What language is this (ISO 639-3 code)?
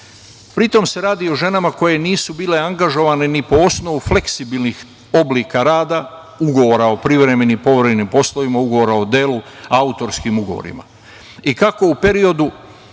srp